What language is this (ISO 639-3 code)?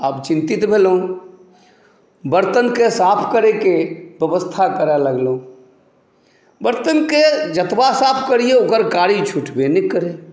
mai